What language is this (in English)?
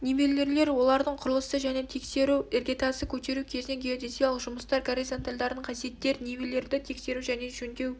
Kazakh